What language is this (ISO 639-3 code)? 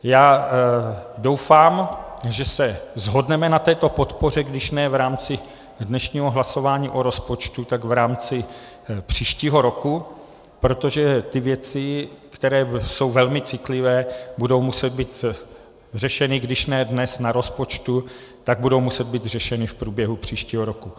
ces